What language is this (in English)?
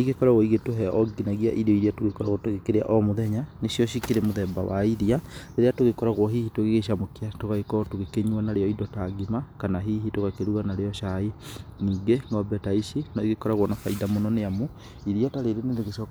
Kikuyu